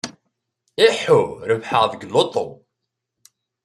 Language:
Kabyle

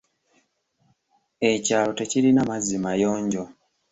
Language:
Ganda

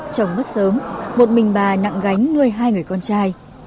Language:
Vietnamese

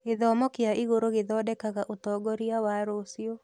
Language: Kikuyu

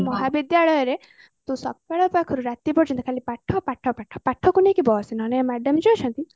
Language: Odia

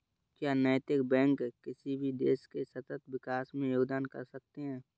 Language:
Hindi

